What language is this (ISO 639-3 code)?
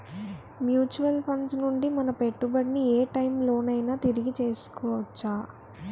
tel